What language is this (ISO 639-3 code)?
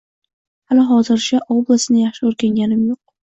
uzb